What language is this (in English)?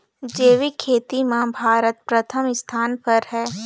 Chhattisgarhi